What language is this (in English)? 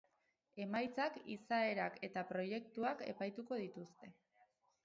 Basque